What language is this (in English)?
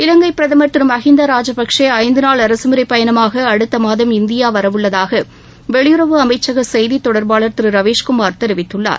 Tamil